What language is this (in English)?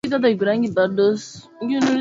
Swahili